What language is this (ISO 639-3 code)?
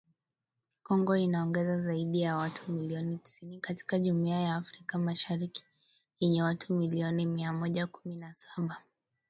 swa